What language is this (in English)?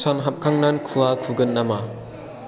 Bodo